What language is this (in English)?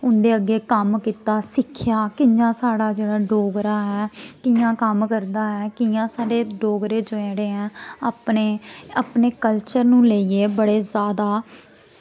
Dogri